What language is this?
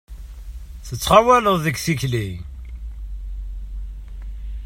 Kabyle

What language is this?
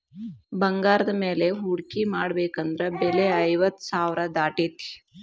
Kannada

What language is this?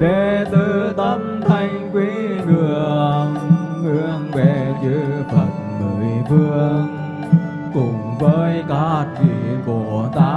Vietnamese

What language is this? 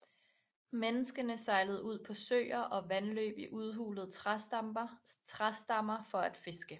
Danish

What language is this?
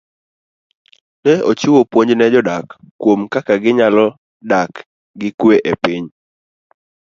Luo (Kenya and Tanzania)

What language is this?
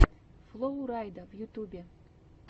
Russian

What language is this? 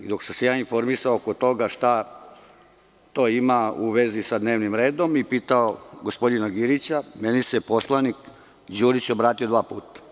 Serbian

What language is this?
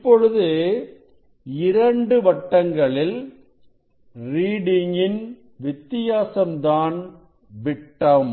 Tamil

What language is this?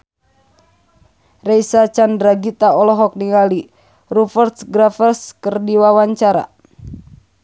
Sundanese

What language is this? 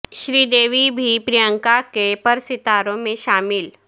Urdu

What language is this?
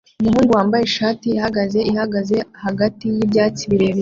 Kinyarwanda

